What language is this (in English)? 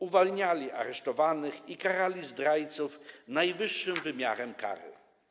Polish